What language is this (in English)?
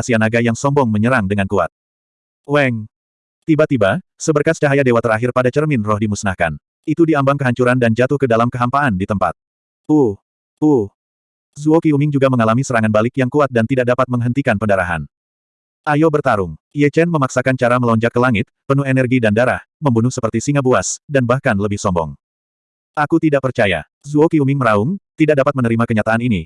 Indonesian